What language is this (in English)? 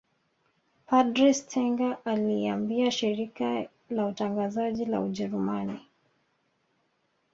Swahili